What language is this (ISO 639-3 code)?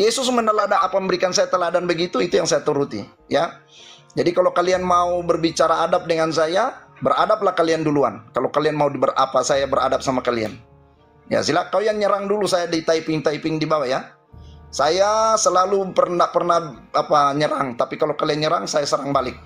ind